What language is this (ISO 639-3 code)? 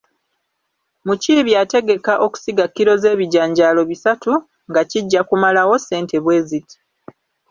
lug